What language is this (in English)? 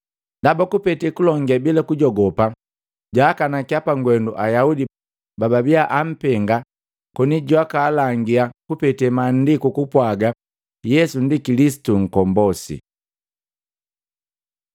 Matengo